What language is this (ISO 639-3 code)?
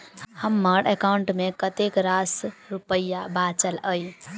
mai